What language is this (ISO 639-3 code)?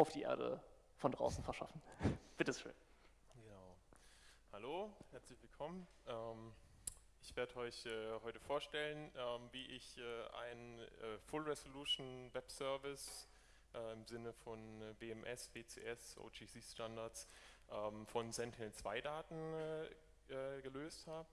deu